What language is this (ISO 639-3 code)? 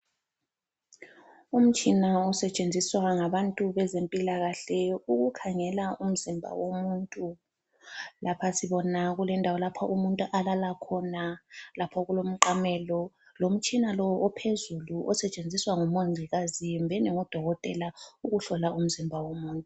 nde